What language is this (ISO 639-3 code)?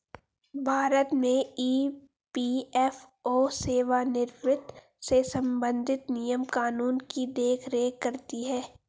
hin